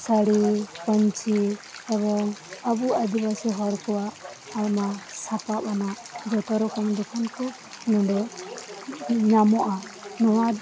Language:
Santali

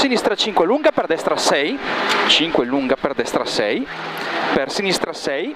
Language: Italian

